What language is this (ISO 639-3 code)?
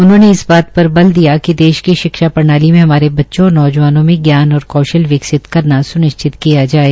hin